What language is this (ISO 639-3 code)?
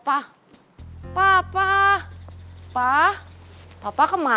ind